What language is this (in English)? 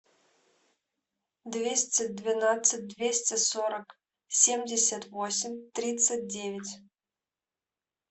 Russian